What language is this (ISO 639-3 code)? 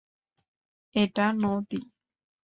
ben